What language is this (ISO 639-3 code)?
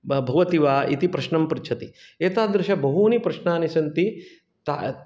san